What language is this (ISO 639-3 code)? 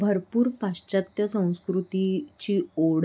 mar